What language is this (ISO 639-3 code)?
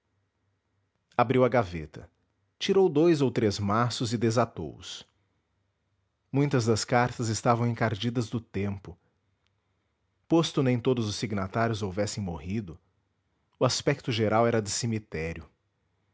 por